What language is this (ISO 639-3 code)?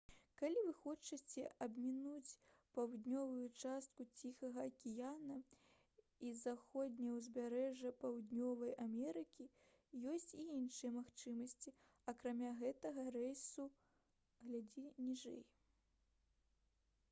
bel